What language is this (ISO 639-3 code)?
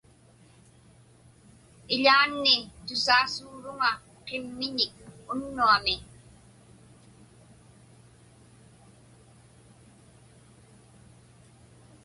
ipk